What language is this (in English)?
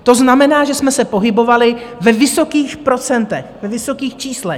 Czech